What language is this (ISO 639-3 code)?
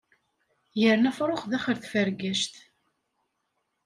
kab